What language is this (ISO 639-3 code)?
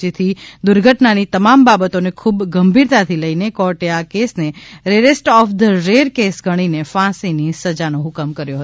guj